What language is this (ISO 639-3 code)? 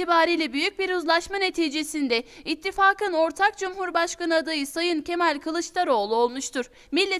tur